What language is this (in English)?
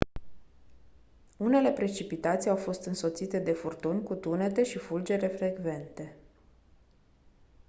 Romanian